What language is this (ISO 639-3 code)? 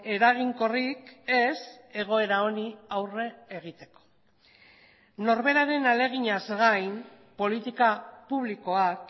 eus